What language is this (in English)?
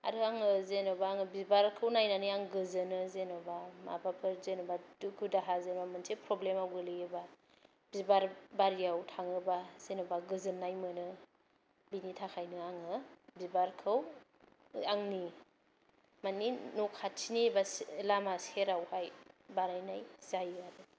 Bodo